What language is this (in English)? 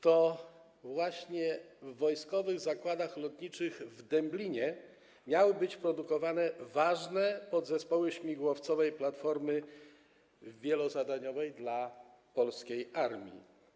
Polish